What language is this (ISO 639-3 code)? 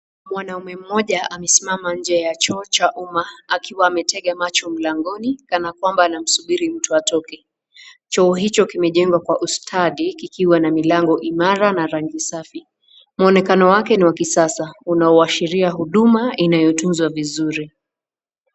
swa